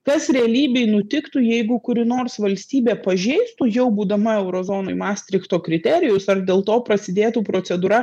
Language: Lithuanian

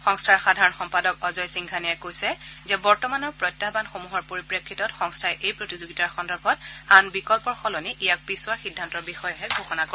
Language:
Assamese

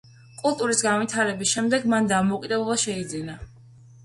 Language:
Georgian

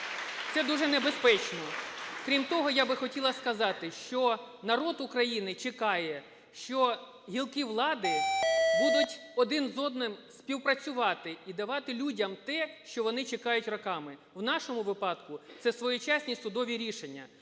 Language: Ukrainian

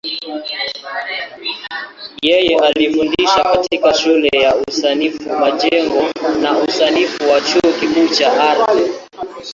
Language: Swahili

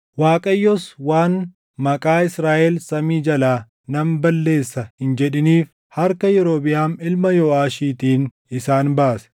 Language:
Oromo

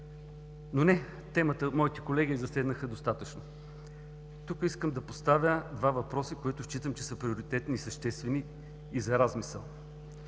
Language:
Bulgarian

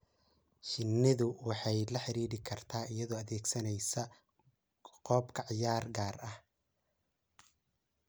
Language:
Somali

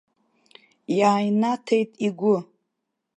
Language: Abkhazian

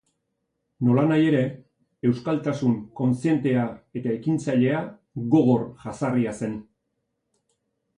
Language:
Basque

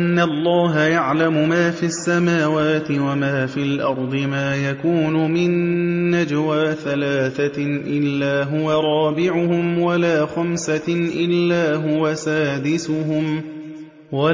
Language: Arabic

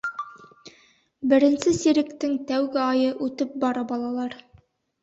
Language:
Bashkir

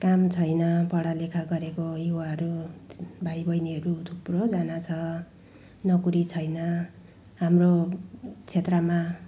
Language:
Nepali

